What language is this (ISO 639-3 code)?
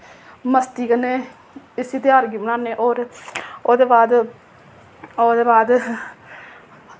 doi